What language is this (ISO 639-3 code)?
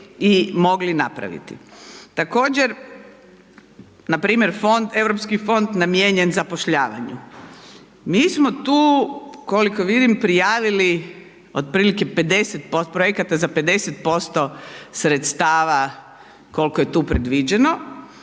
hrv